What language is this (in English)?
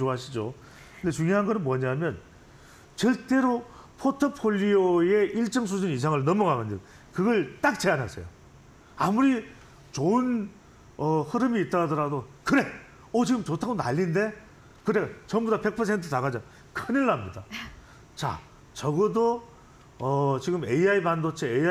Korean